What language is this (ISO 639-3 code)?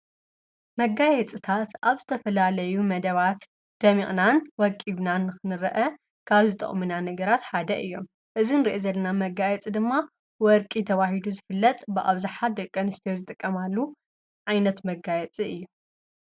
tir